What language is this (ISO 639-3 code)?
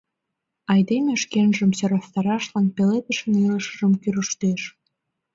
chm